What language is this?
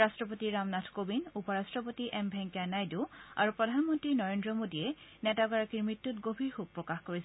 Assamese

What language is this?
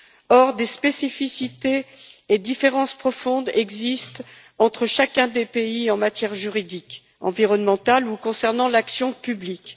French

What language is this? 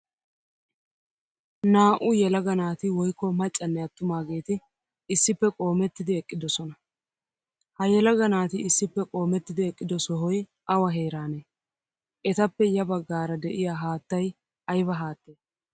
Wolaytta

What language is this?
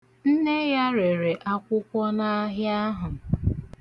Igbo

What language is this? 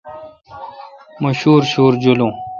Kalkoti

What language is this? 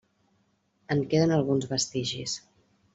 Catalan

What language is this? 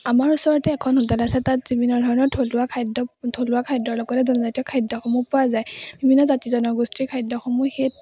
Assamese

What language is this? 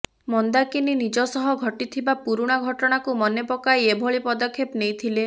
Odia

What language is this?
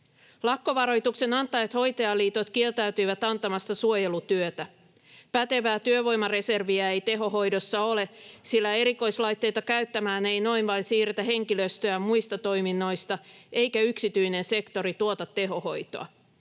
Finnish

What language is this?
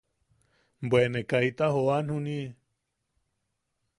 Yaqui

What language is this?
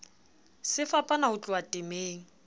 Southern Sotho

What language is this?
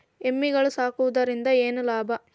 Kannada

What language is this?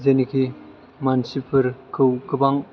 Bodo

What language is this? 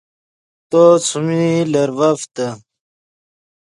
Yidgha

